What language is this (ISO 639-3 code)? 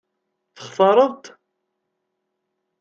kab